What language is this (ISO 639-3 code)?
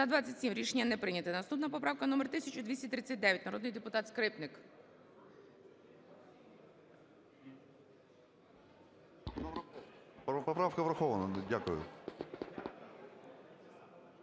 ukr